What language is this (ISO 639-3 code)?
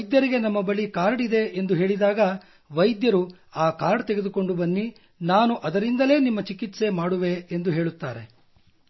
kan